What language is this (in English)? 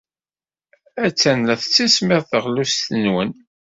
Kabyle